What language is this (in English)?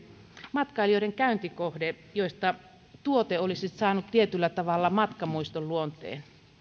Finnish